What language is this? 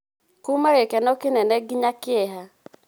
Kikuyu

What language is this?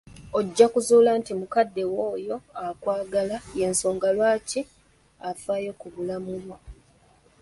Ganda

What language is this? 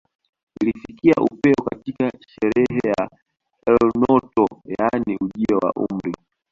Swahili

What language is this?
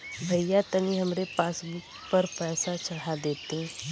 Bhojpuri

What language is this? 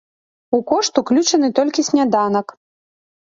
Belarusian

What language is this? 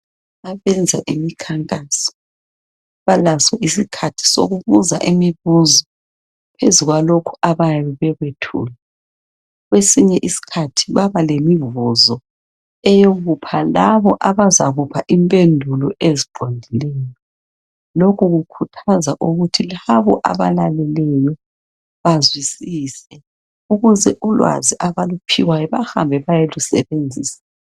North Ndebele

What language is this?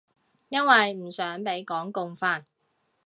Cantonese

